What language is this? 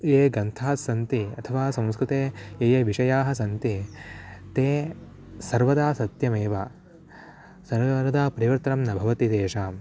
Sanskrit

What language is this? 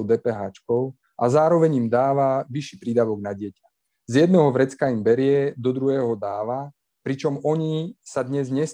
Slovak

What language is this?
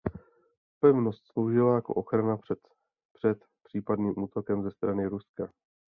Czech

